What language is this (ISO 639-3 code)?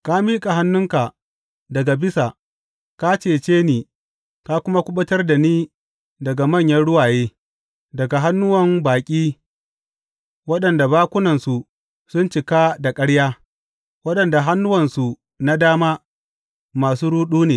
hau